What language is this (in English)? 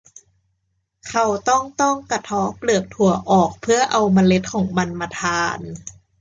Thai